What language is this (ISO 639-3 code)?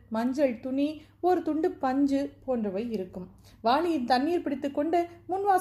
tam